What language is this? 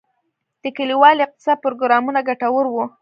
Pashto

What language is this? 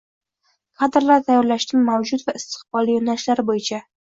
Uzbek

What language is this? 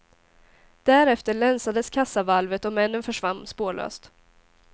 Swedish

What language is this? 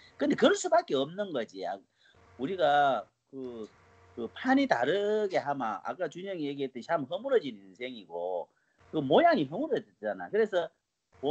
Korean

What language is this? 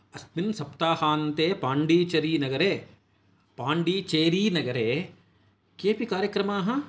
Sanskrit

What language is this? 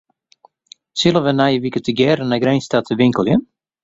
Western Frisian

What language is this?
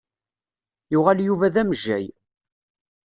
Kabyle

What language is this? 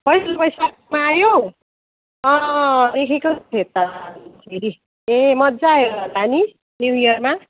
Nepali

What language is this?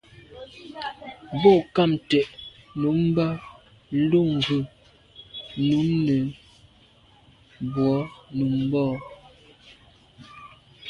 Medumba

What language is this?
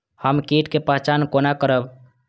Maithili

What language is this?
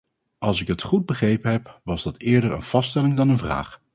Dutch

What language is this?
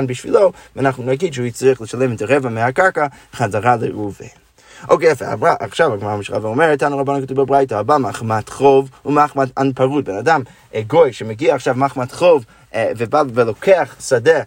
Hebrew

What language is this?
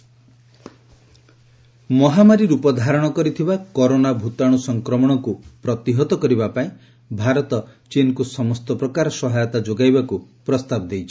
Odia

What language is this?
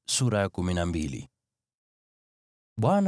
Swahili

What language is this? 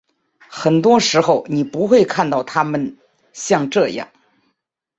Chinese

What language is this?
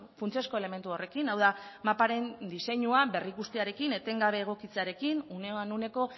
Basque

